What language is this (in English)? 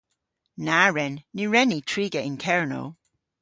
Cornish